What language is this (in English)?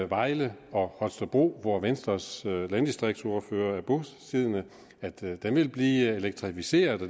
Danish